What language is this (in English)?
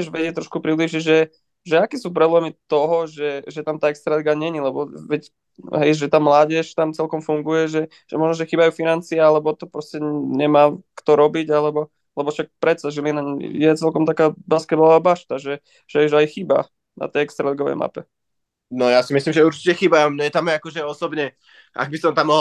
Slovak